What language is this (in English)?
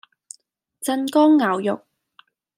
Cantonese